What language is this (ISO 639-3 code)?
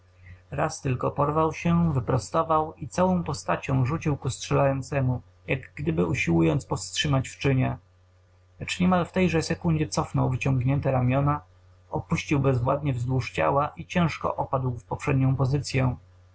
pol